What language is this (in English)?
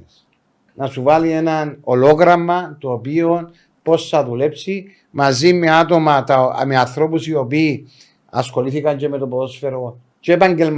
Greek